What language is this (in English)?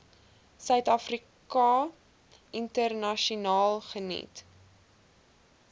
Afrikaans